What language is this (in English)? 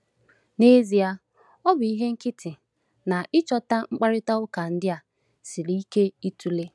Igbo